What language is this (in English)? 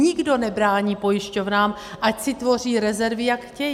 Czech